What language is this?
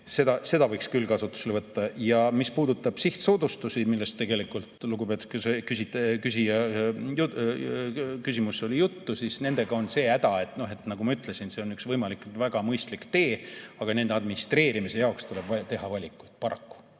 Estonian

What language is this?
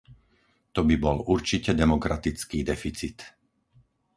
Slovak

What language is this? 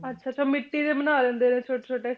Punjabi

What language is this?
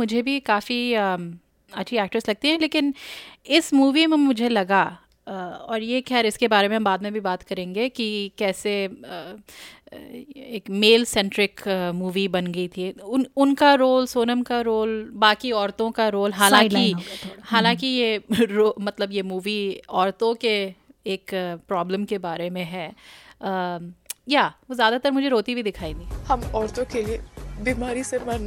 Hindi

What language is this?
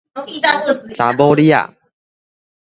Min Nan Chinese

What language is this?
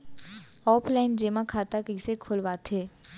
Chhattisgarhi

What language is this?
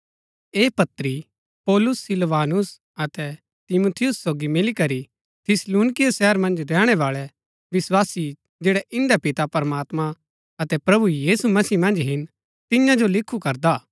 Gaddi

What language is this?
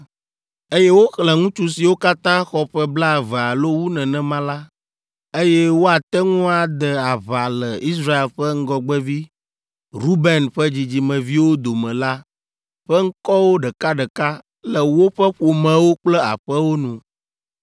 Ewe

